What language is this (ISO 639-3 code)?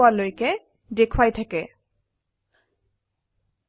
asm